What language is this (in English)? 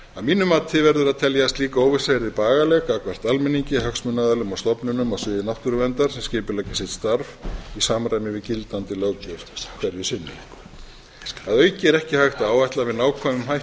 Icelandic